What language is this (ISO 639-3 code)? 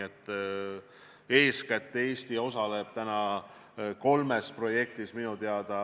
est